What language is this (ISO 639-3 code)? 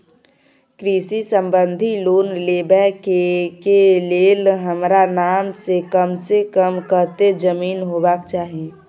mai